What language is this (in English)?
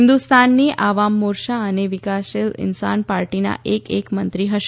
Gujarati